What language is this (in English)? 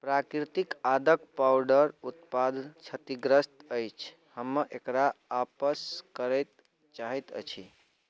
Maithili